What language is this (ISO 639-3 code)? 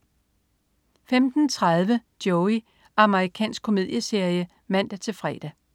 dan